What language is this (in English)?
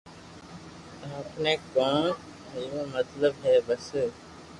Loarki